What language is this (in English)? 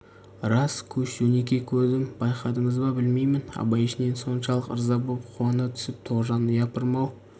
Kazakh